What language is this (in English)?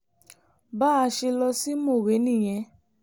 Yoruba